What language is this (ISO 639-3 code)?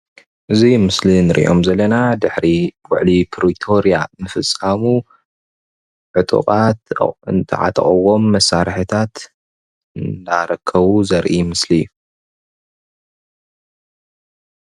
tir